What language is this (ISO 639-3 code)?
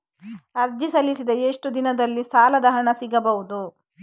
kan